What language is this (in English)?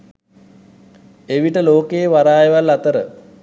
Sinhala